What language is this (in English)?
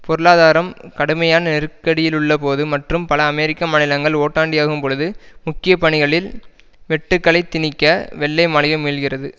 Tamil